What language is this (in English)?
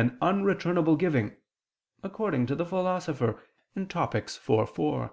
English